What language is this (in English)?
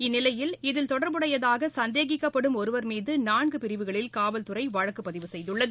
Tamil